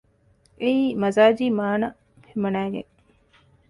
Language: Divehi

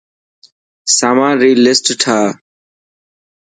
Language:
Dhatki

